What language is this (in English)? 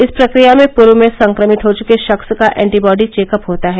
Hindi